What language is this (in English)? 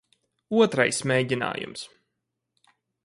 Latvian